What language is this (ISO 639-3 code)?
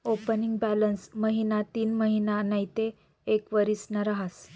mar